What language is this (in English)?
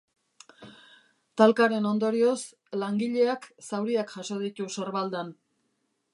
Basque